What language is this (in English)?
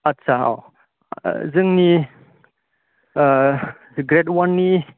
Bodo